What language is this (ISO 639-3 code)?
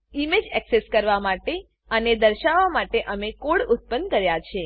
guj